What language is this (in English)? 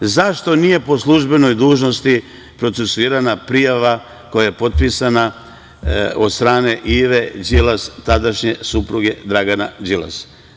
Serbian